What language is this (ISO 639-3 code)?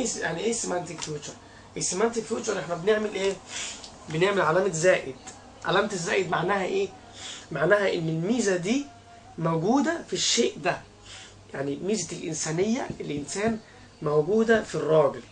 ara